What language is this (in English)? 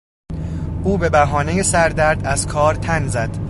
Persian